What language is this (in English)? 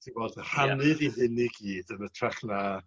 Welsh